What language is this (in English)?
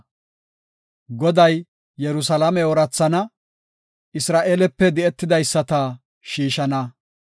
Gofa